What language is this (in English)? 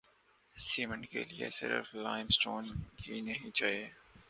Urdu